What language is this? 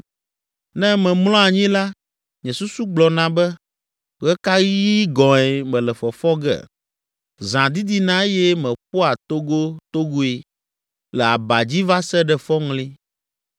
Ewe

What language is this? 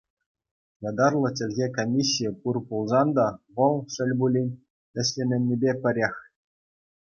Chuvash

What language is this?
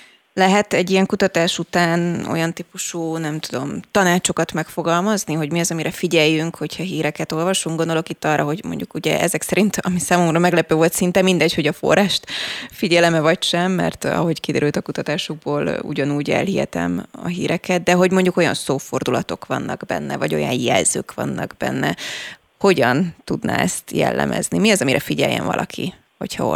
Hungarian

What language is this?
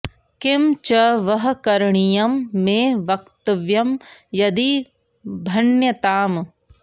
Sanskrit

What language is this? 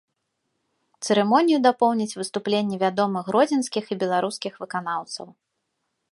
Belarusian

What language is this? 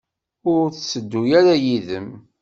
Kabyle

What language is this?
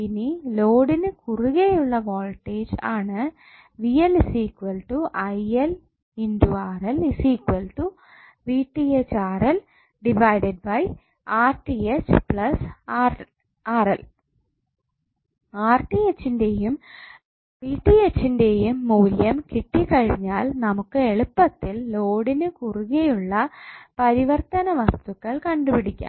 Malayalam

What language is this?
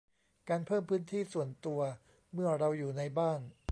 Thai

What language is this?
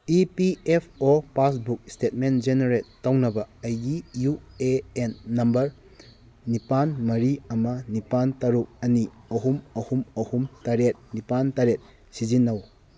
Manipuri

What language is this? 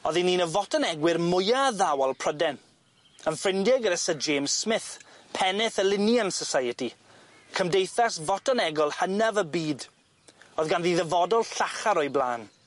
Welsh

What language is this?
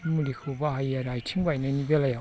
Bodo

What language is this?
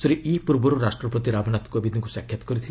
Odia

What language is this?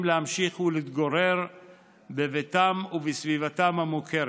Hebrew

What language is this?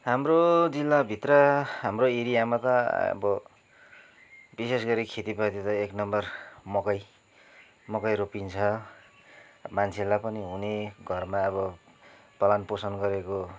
Nepali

